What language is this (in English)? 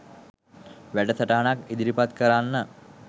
Sinhala